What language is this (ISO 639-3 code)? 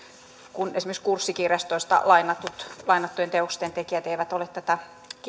fin